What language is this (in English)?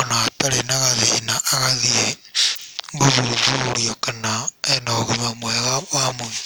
Kikuyu